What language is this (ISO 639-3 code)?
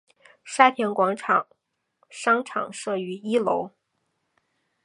zho